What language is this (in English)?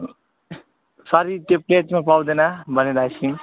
Nepali